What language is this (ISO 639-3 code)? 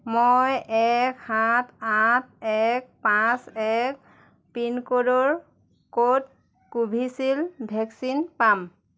asm